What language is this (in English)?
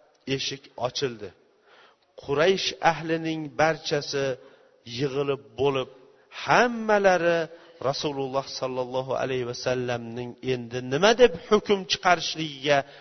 Bulgarian